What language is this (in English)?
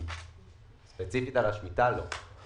Hebrew